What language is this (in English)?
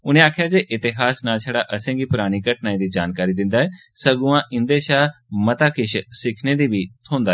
Dogri